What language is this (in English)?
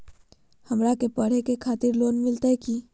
Magahi